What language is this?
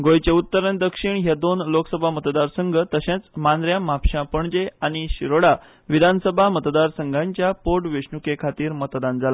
Konkani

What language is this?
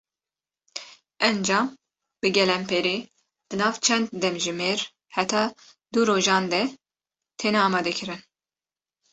Kurdish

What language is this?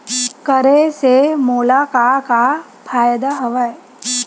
Chhattisgarhi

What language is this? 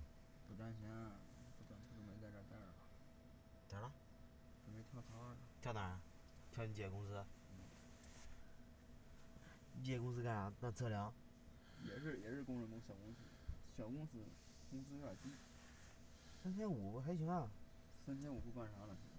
Chinese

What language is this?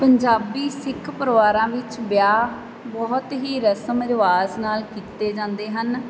Punjabi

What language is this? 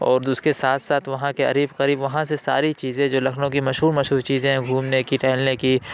Urdu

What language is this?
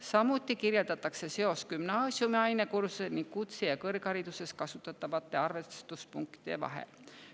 Estonian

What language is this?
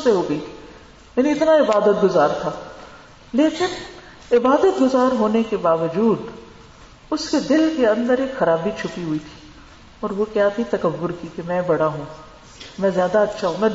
Urdu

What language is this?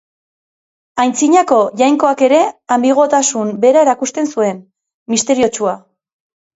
Basque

